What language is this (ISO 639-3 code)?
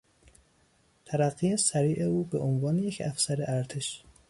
fas